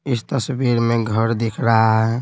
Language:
Hindi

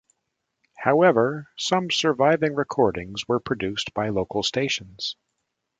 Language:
English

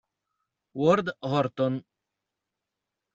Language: Italian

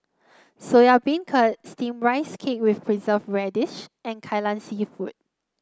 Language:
English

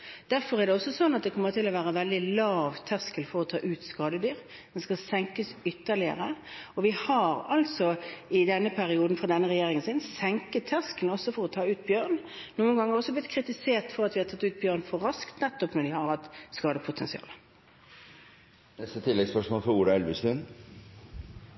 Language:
Norwegian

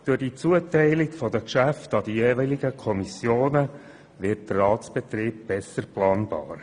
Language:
Swiss German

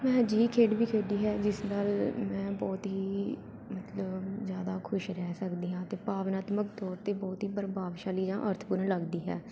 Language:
Punjabi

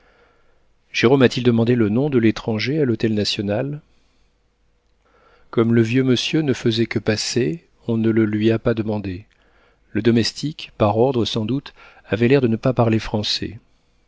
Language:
French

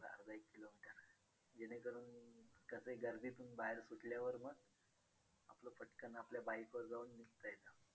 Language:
Marathi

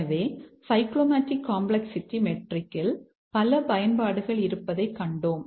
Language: Tamil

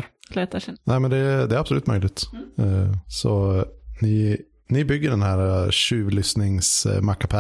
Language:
Swedish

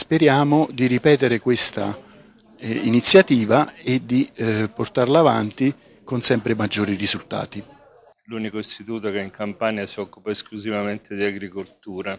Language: Italian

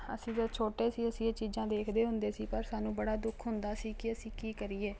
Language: Punjabi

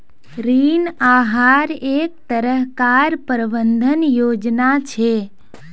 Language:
Magahi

